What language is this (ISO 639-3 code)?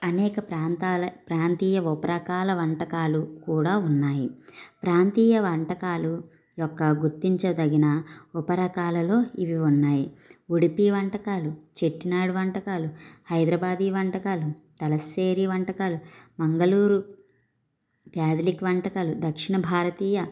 tel